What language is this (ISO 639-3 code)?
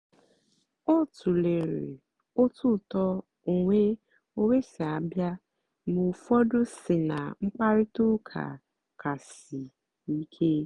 ibo